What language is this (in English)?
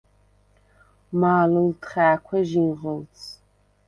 Svan